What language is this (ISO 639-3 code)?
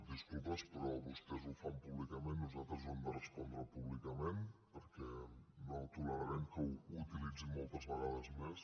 cat